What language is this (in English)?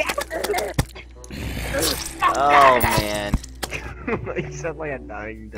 English